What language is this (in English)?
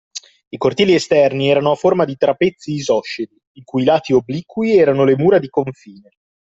Italian